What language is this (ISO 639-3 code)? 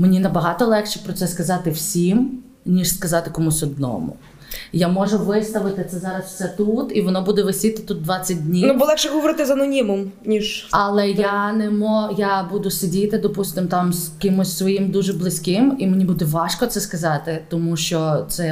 ukr